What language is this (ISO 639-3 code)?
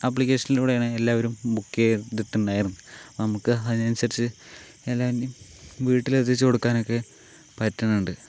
mal